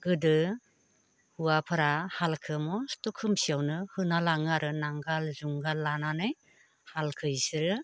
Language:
Bodo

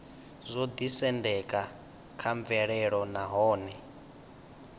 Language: Venda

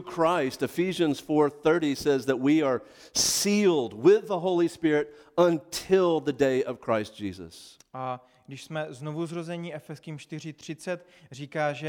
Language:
Czech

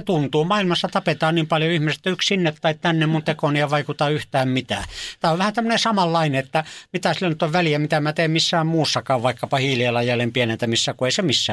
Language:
Finnish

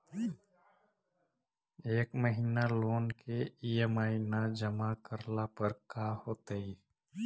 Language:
Magahi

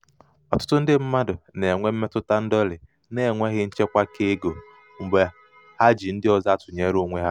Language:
Igbo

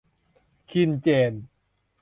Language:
Thai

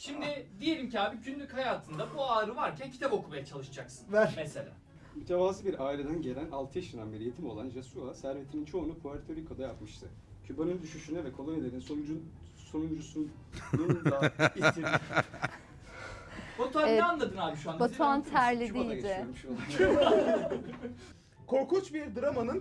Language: Turkish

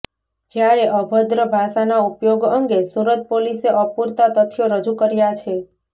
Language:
Gujarati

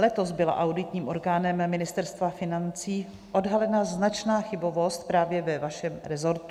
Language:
Czech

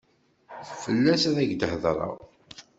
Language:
Kabyle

